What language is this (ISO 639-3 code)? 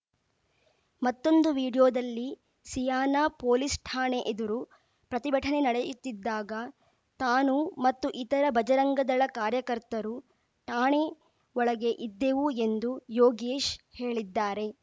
kan